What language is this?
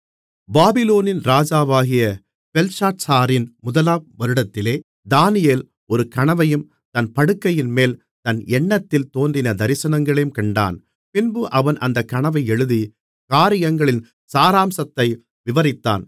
Tamil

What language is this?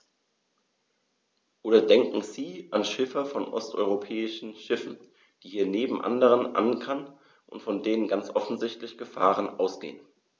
German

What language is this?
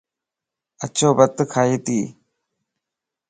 Lasi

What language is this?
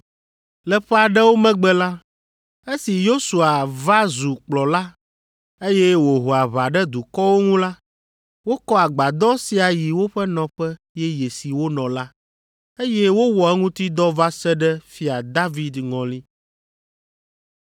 Ewe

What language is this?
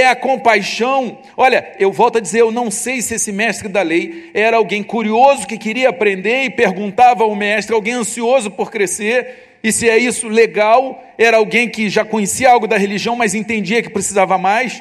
Portuguese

